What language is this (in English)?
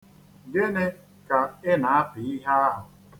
Igbo